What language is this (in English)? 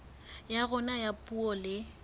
Southern Sotho